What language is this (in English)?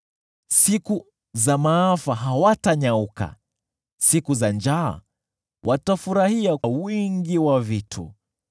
Swahili